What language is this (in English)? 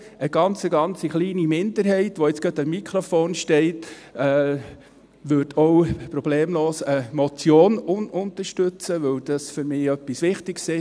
Swiss German